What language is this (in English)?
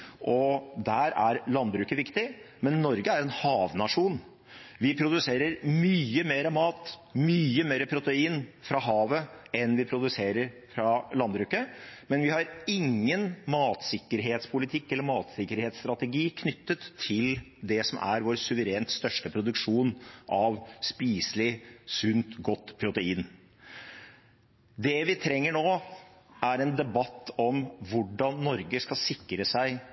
Norwegian Bokmål